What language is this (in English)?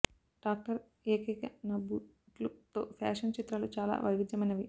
Telugu